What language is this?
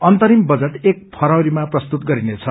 Nepali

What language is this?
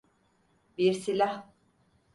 Turkish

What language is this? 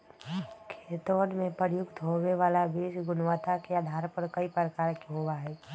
Magahi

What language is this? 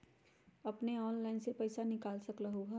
Magahi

